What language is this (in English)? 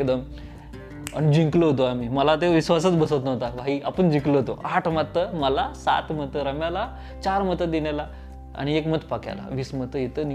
Marathi